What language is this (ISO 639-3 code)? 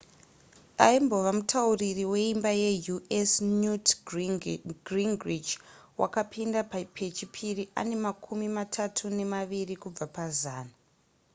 sna